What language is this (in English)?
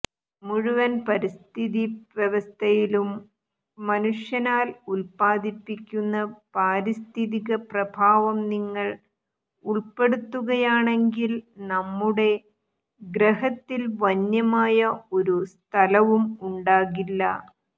Malayalam